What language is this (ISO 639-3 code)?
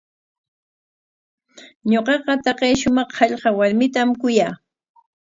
qwa